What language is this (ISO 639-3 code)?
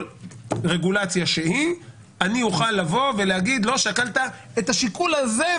heb